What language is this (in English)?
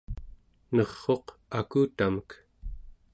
Central Yupik